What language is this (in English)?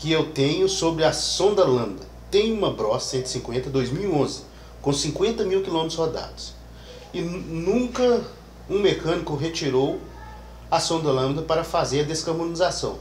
Portuguese